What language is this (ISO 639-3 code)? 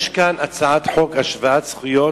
heb